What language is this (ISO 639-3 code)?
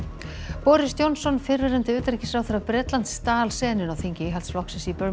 isl